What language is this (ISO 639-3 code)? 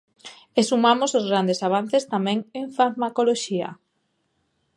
glg